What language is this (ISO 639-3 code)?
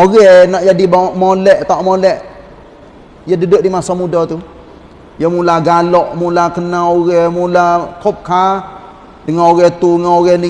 msa